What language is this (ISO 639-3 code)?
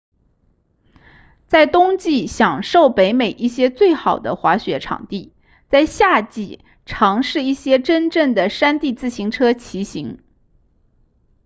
zho